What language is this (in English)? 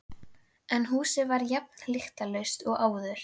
Icelandic